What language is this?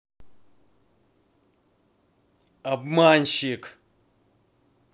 Russian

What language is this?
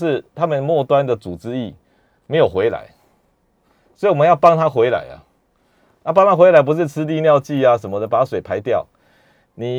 Chinese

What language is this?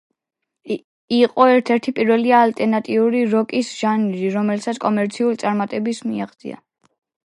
Georgian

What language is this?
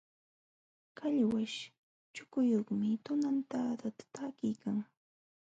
Jauja Wanca Quechua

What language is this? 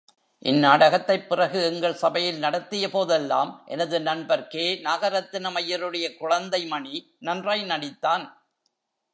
Tamil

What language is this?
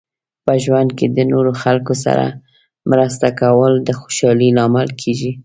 Pashto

